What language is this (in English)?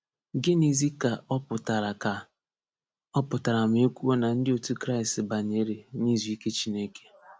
Igbo